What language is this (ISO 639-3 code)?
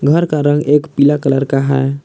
hin